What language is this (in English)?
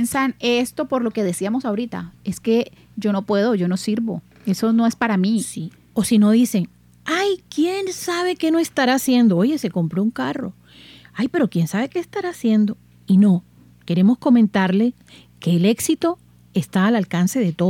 Spanish